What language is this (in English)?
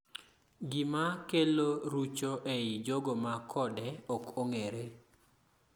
Luo (Kenya and Tanzania)